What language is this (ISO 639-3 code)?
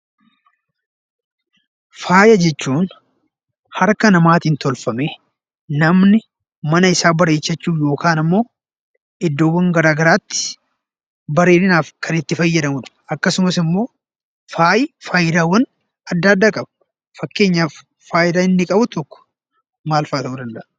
orm